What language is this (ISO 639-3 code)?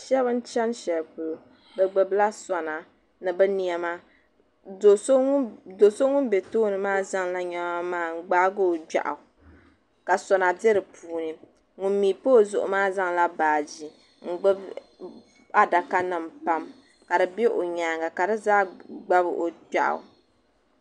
dag